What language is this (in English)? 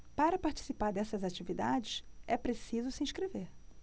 Portuguese